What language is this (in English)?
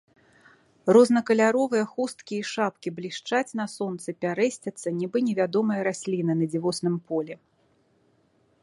Belarusian